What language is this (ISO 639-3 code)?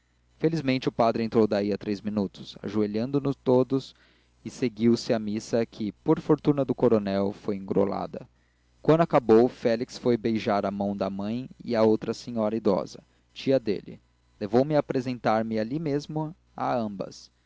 por